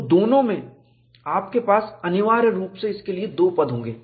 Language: Hindi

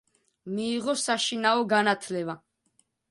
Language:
Georgian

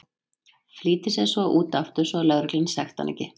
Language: Icelandic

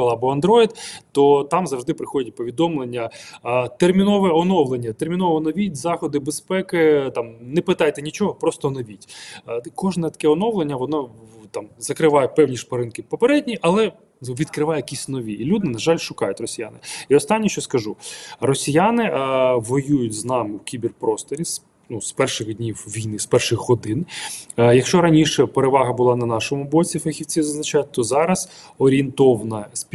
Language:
Ukrainian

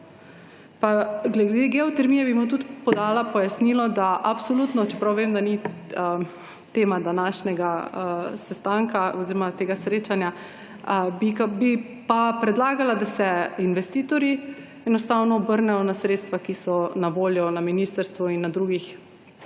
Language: Slovenian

